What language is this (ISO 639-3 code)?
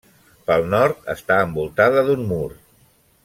cat